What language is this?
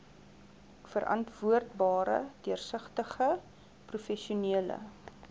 Afrikaans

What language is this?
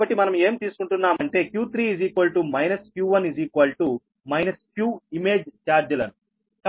Telugu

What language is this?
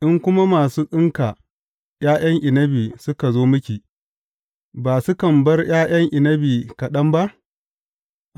Hausa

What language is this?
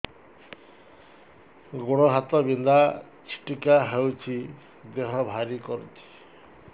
Odia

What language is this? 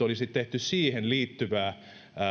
Finnish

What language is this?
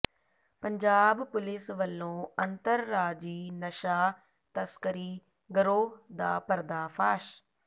Punjabi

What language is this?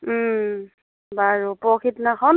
Assamese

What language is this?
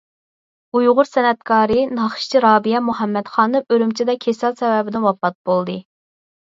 Uyghur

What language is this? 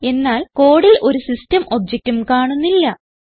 Malayalam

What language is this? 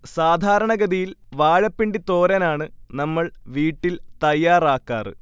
Malayalam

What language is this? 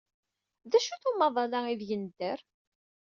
Kabyle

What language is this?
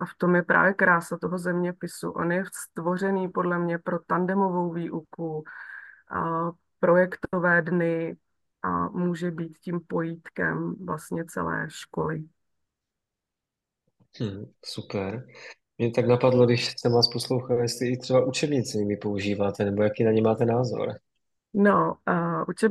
Czech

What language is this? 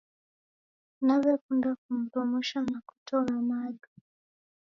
Taita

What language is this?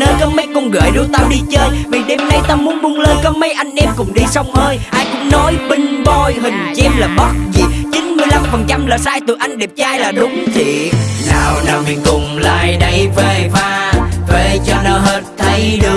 Vietnamese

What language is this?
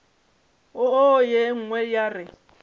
Northern Sotho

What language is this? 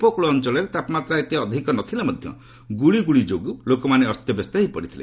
Odia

